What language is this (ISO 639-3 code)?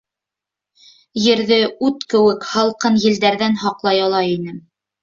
bak